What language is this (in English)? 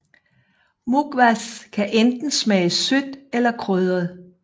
Danish